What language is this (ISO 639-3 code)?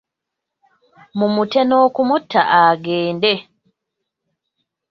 lug